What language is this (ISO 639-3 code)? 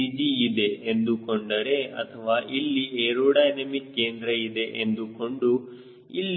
kan